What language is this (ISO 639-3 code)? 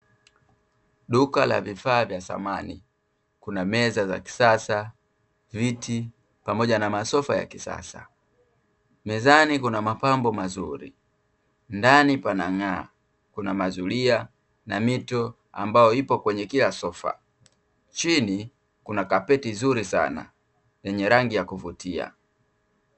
swa